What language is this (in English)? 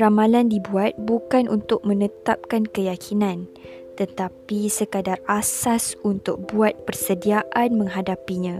Malay